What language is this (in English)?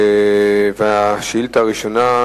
Hebrew